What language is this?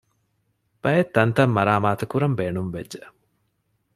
Divehi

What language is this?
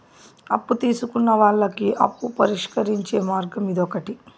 Telugu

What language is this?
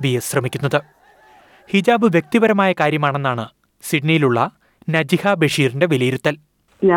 Malayalam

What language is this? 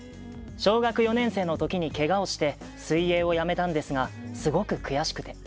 Japanese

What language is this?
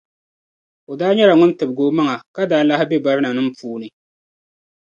Dagbani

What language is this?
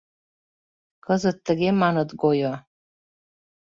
Mari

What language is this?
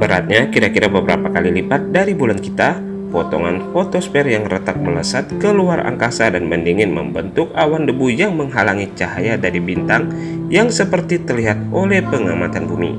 Indonesian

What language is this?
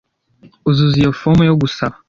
Kinyarwanda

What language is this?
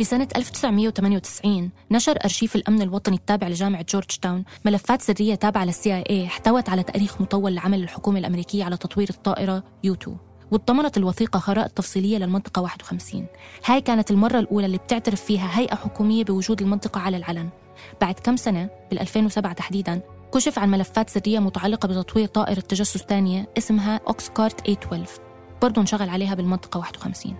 Arabic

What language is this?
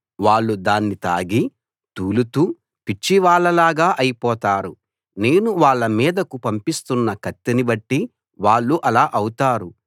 Telugu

